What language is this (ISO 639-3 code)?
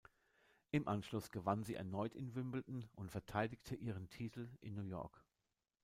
deu